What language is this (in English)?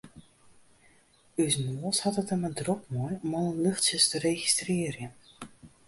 Western Frisian